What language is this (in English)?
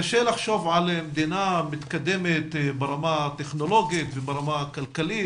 Hebrew